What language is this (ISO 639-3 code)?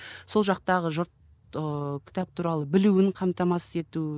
kaz